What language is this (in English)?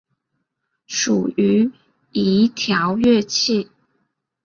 Chinese